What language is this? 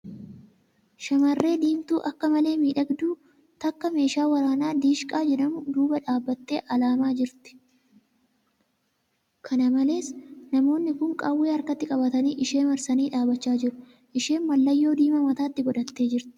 Oromo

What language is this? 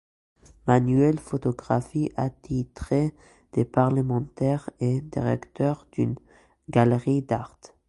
French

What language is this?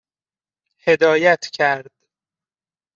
Persian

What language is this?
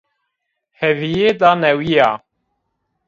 Zaza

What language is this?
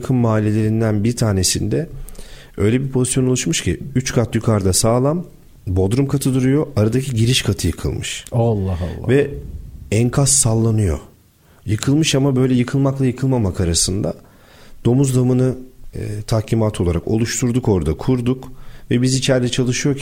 Turkish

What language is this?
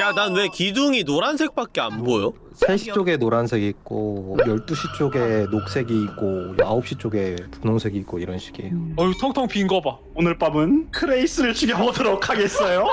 Korean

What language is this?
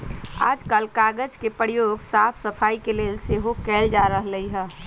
Magahi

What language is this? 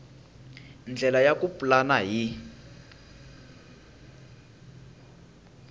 Tsonga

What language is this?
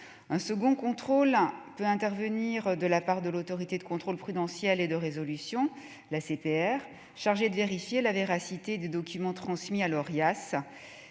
French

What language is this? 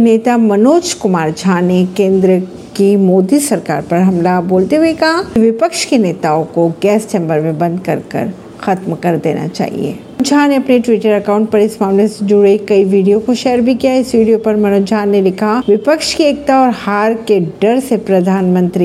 Hindi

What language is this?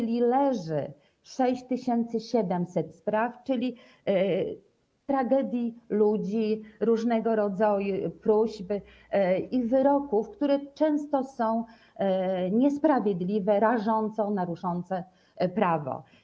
Polish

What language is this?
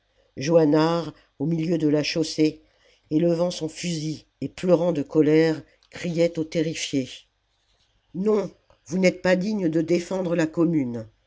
French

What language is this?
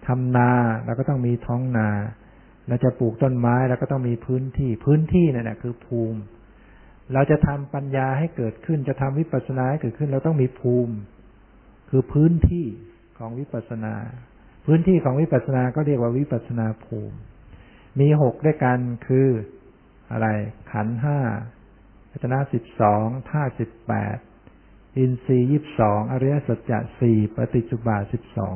Thai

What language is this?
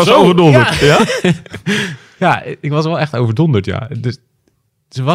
Dutch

